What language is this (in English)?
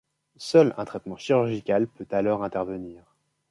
French